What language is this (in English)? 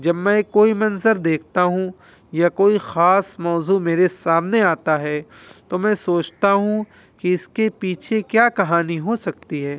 Urdu